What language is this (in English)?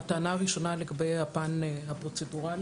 Hebrew